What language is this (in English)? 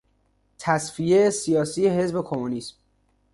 Persian